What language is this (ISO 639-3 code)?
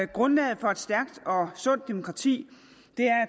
dan